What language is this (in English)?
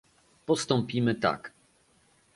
Polish